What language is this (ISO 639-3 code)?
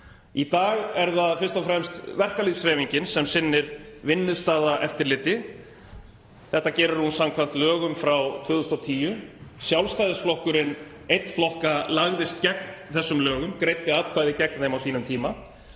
isl